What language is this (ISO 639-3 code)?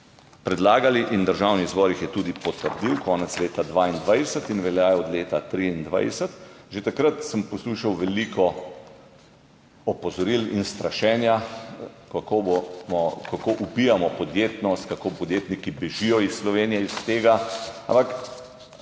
slv